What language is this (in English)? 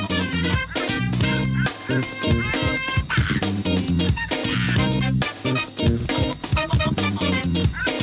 Thai